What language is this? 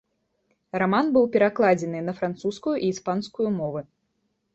Belarusian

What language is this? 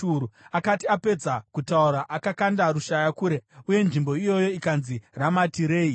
Shona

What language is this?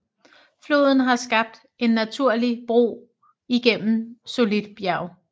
Danish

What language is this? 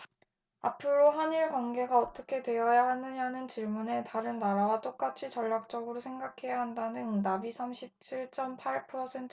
Korean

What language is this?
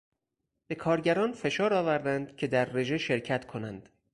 Persian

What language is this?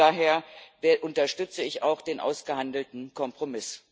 German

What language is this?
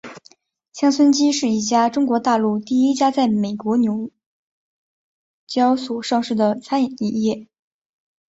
Chinese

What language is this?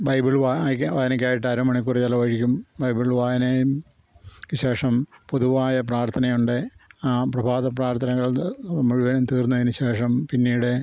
Malayalam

